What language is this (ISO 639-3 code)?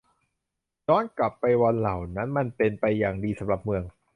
tha